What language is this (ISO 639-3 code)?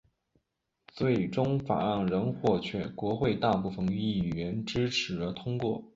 zho